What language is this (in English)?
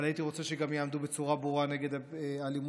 Hebrew